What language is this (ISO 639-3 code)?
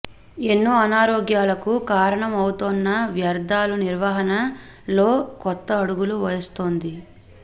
tel